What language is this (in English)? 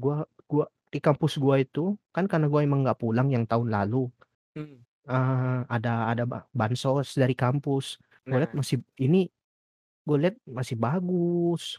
Indonesian